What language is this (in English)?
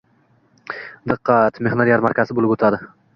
Uzbek